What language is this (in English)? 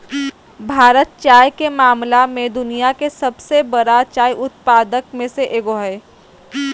Magahi